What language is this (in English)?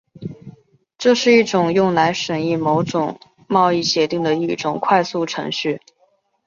Chinese